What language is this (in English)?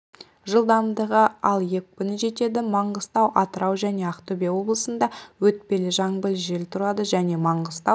Kazakh